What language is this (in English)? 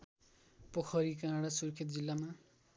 Nepali